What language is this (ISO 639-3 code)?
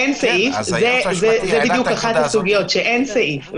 heb